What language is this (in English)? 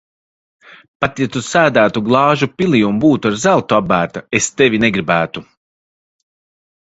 Latvian